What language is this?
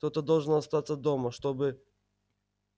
Russian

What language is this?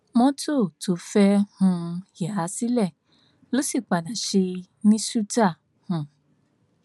Yoruba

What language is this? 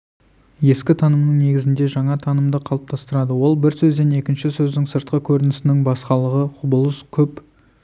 Kazakh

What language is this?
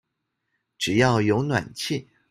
Chinese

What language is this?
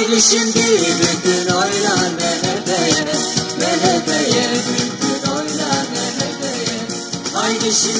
Romanian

